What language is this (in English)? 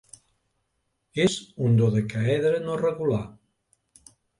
Catalan